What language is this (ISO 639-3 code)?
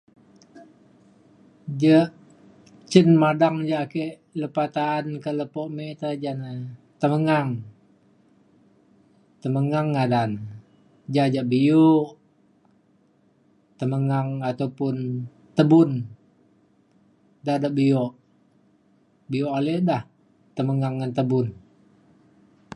xkl